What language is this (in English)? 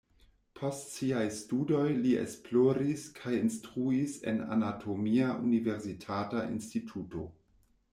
Esperanto